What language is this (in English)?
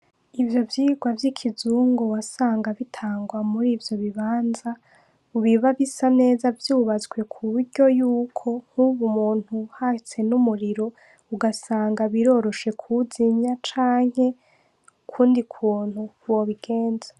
Rundi